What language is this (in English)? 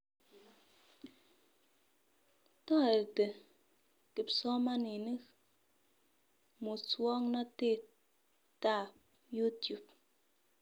Kalenjin